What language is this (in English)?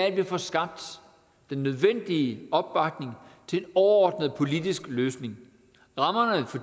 Danish